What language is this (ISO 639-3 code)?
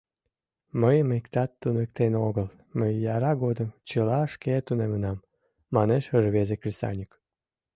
chm